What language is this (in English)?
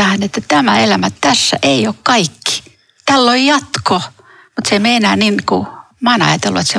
Finnish